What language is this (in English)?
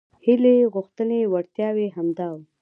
Pashto